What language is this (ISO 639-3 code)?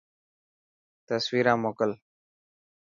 mki